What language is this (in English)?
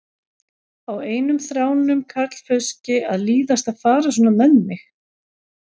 Icelandic